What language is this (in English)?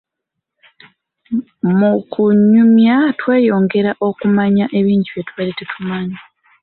Ganda